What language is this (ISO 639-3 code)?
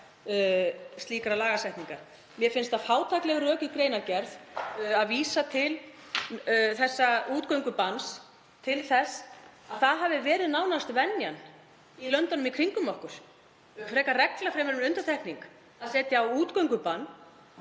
isl